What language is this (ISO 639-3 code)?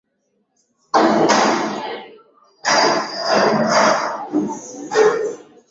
swa